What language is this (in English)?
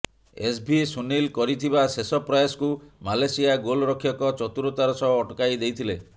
Odia